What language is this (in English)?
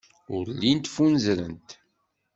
Kabyle